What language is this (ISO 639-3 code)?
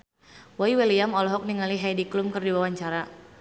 sun